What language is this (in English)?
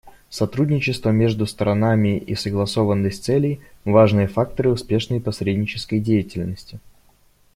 Russian